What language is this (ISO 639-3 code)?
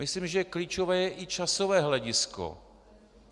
ces